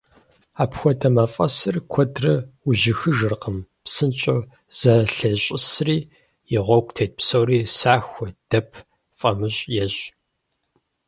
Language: Kabardian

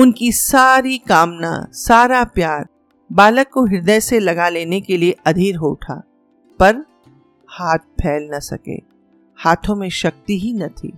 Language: Hindi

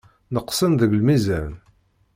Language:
Kabyle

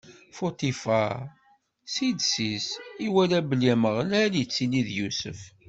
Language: Kabyle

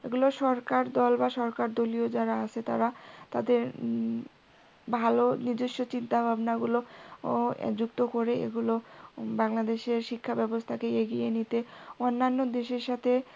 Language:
Bangla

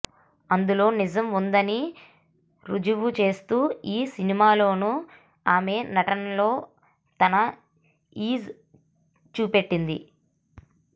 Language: Telugu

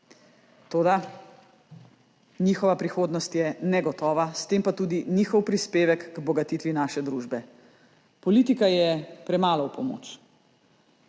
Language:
Slovenian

